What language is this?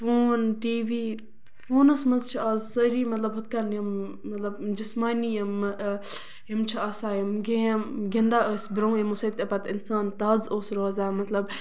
Kashmiri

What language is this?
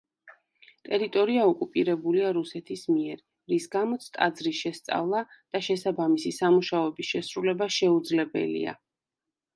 Georgian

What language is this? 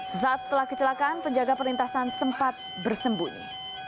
Indonesian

